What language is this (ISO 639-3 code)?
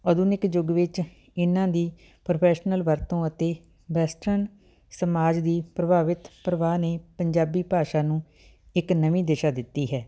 pan